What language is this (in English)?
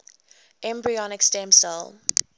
English